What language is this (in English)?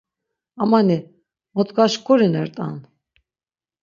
Laz